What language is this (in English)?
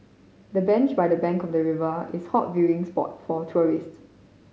English